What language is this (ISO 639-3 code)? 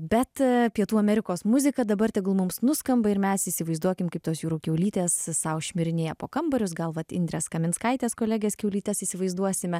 lit